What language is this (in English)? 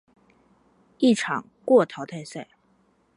Chinese